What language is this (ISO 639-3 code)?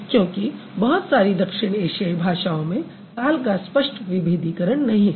hin